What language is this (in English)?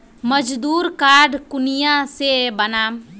Magahi